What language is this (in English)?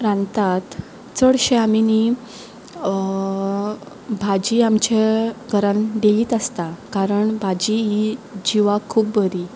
Konkani